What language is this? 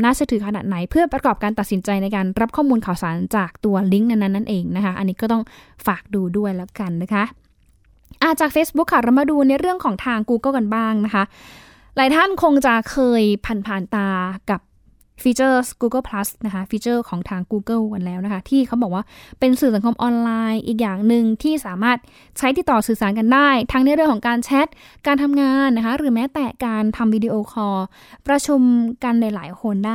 Thai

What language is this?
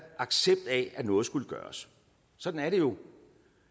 Danish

